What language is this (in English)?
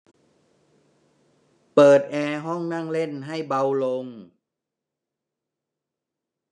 Thai